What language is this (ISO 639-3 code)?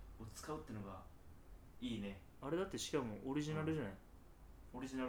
jpn